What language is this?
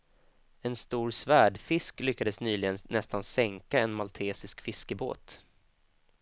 Swedish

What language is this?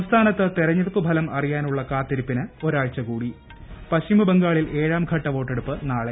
Malayalam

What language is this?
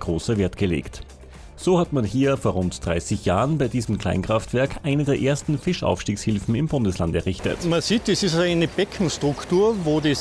German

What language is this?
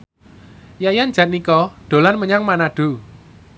Javanese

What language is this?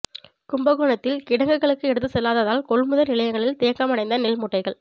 Tamil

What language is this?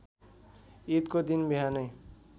Nepali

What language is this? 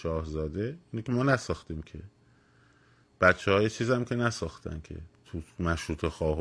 Persian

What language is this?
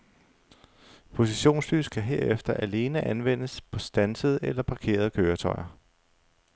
Danish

